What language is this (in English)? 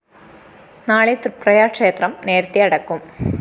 Malayalam